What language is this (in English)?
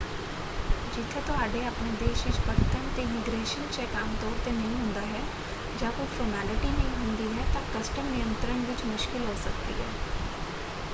Punjabi